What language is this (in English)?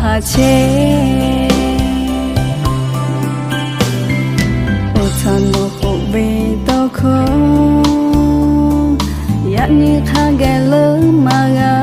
Thai